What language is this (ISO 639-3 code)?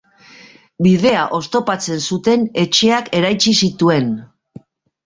eus